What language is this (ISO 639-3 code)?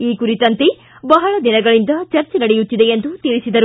kan